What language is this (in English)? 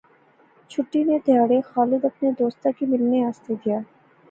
Pahari-Potwari